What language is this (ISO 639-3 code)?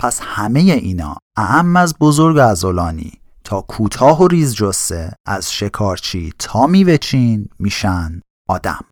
fas